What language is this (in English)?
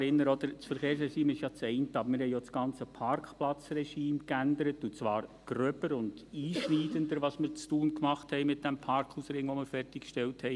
Swiss German